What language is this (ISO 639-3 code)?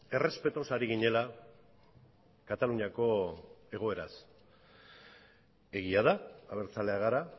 eus